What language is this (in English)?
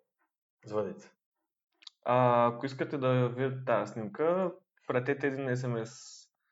Bulgarian